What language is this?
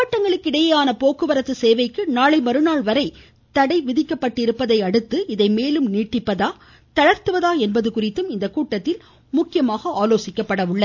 Tamil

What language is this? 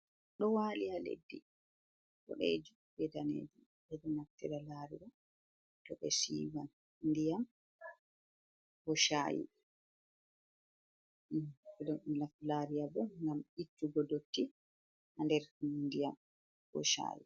Fula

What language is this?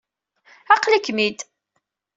Kabyle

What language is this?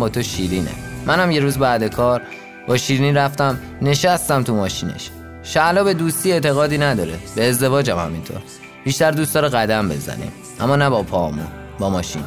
Persian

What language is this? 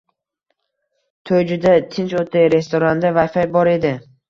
Uzbek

